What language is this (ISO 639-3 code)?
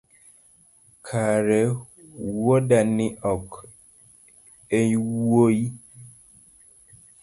luo